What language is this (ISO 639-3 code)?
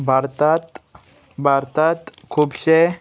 kok